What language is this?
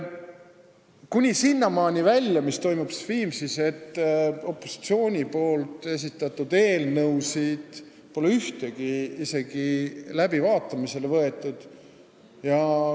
Estonian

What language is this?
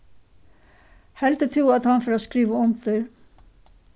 Faroese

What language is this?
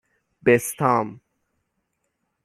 Persian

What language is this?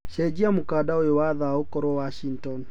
Kikuyu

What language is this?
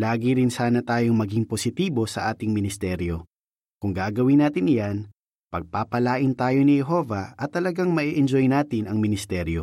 Filipino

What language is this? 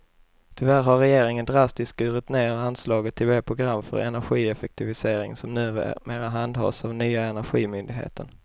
Swedish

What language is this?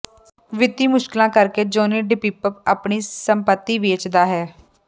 Punjabi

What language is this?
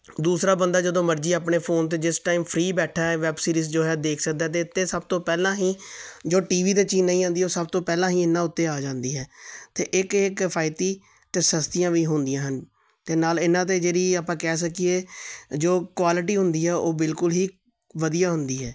Punjabi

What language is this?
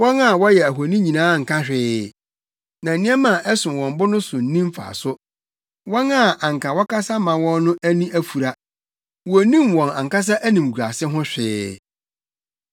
Akan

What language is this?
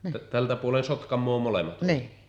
Finnish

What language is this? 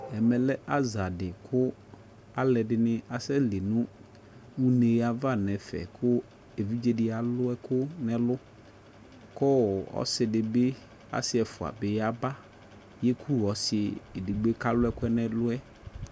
Ikposo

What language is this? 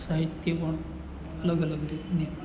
Gujarati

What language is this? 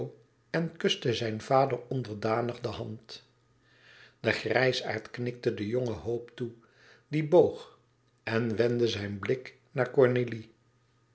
Dutch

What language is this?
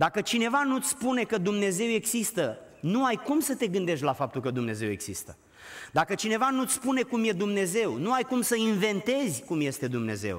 Romanian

